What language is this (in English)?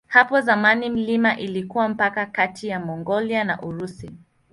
Swahili